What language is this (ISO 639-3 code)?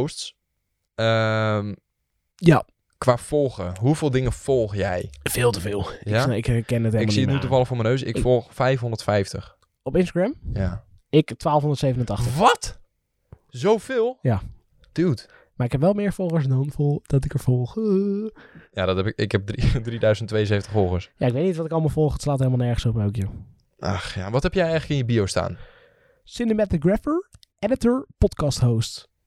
nld